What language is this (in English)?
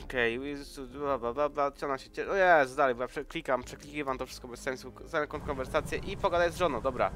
Polish